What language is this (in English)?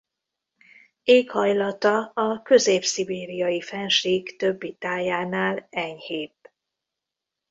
Hungarian